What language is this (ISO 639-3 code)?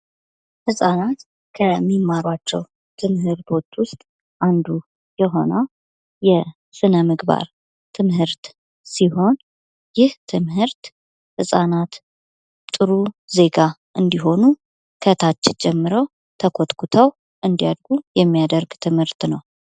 amh